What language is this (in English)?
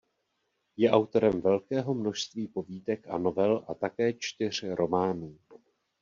Czech